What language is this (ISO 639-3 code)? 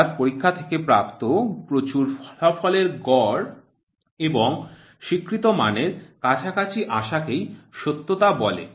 ben